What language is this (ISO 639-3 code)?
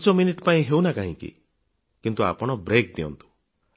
ori